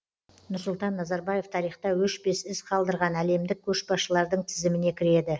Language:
Kazakh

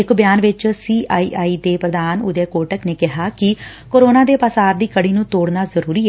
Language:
Punjabi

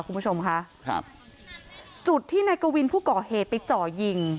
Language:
Thai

